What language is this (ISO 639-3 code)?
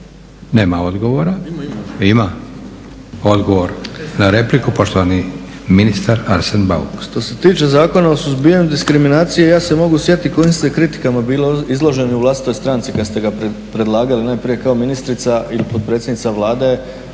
hrv